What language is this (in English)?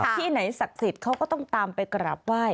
Thai